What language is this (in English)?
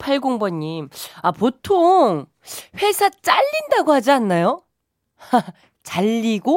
Korean